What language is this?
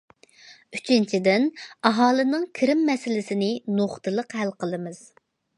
Uyghur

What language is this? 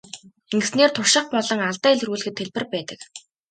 Mongolian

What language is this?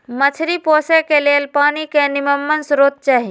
Magahi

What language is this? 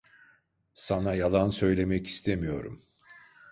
Turkish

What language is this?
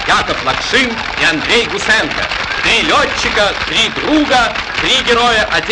Russian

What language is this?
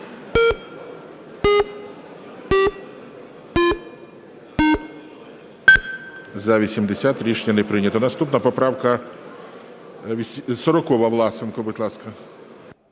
Ukrainian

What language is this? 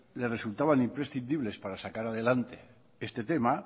Spanish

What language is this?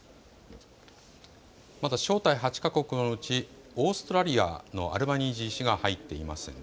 Japanese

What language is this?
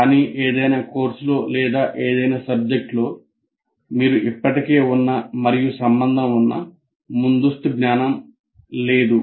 Telugu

